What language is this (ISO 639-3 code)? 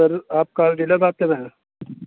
urd